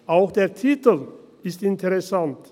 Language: Swiss German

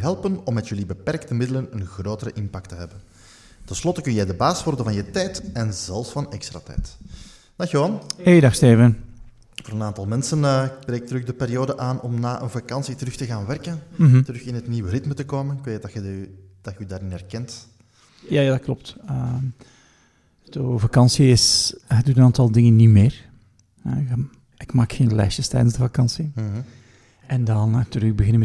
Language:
Dutch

